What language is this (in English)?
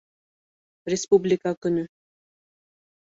Bashkir